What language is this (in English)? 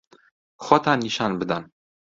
Central Kurdish